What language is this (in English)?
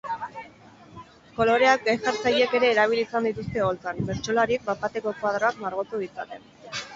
Basque